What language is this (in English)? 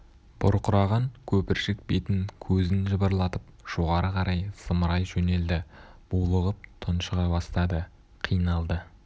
Kazakh